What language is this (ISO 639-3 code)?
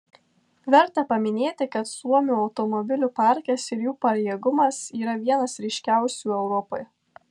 lit